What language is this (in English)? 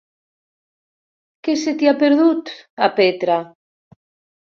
Catalan